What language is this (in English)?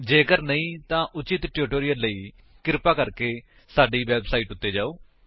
Punjabi